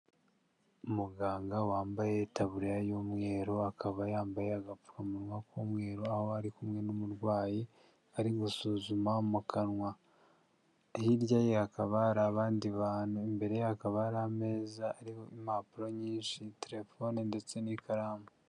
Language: Kinyarwanda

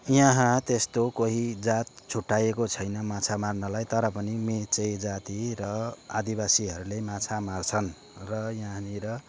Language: Nepali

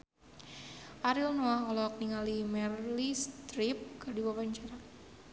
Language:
Sundanese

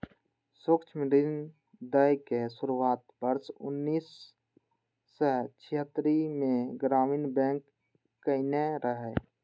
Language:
Maithili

